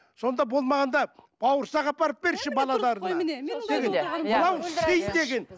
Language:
Kazakh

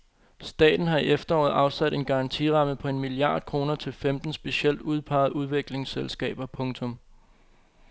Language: Danish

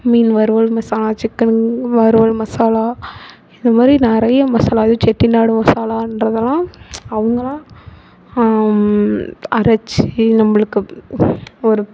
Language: Tamil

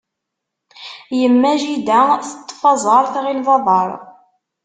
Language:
Kabyle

